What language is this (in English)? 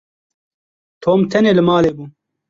Kurdish